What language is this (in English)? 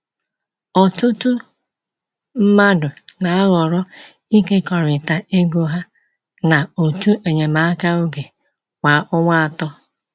Igbo